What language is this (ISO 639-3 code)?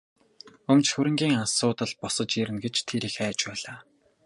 mon